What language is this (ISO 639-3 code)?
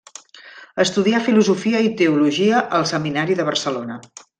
cat